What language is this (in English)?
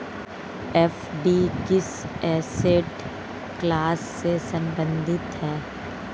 Hindi